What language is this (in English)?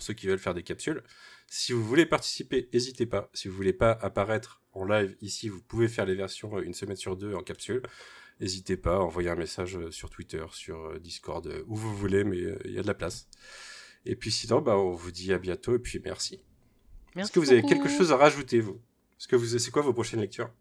French